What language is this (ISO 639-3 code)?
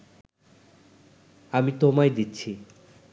ben